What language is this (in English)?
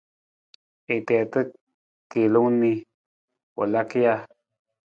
Nawdm